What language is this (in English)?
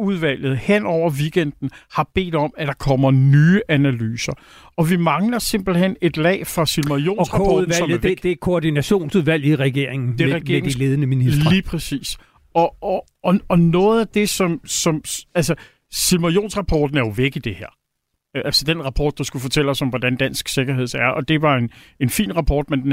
Danish